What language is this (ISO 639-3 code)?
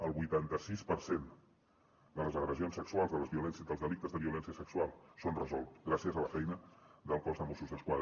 cat